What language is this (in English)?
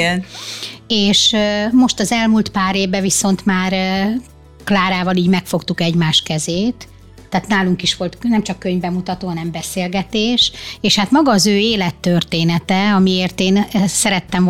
Hungarian